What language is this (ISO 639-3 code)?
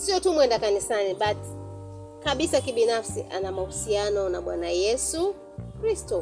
swa